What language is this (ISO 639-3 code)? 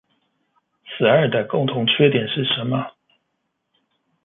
zho